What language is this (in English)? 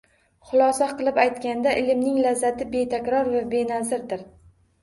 Uzbek